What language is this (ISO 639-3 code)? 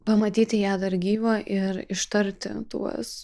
lit